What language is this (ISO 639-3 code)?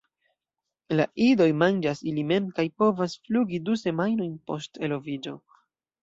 epo